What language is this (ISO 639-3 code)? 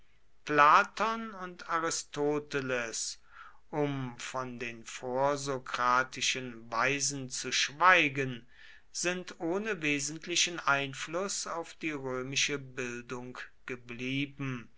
deu